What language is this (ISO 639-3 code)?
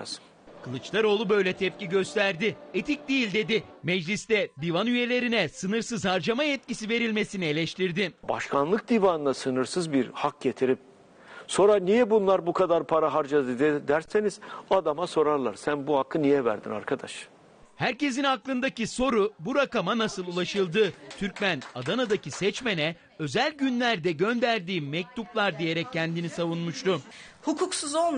tur